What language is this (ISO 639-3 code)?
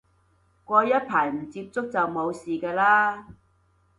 yue